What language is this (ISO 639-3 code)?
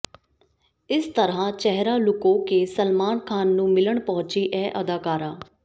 pan